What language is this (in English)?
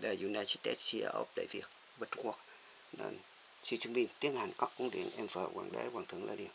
Vietnamese